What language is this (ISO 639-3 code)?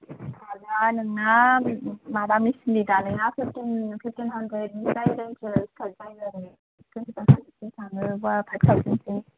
brx